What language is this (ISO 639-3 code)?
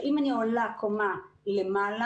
heb